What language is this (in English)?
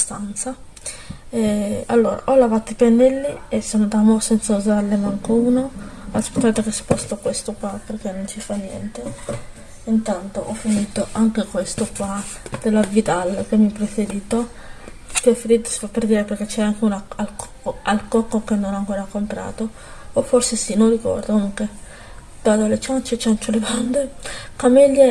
Italian